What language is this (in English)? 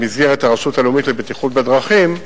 Hebrew